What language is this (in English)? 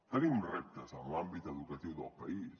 Catalan